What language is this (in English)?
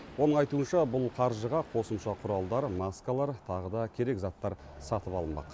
Kazakh